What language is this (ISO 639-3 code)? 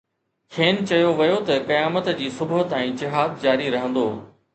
snd